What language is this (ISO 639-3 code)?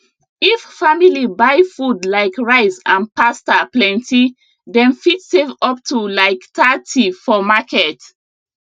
pcm